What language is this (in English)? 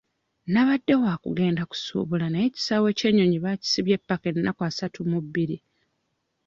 Ganda